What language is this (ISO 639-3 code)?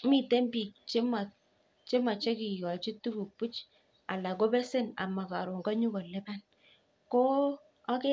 kln